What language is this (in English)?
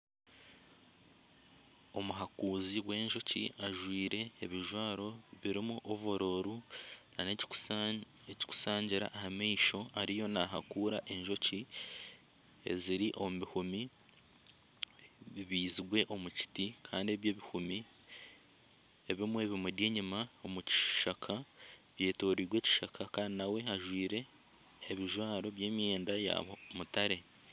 Nyankole